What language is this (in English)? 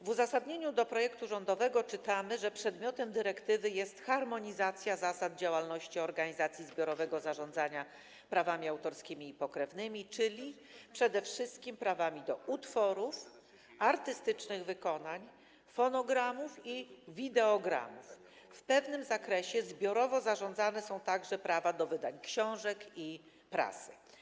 Polish